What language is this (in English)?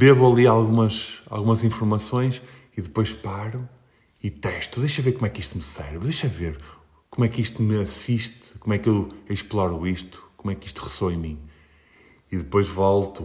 Portuguese